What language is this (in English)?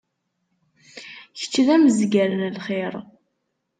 Kabyle